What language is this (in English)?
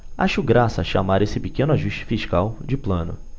Portuguese